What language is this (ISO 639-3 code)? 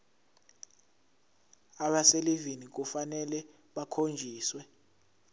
zul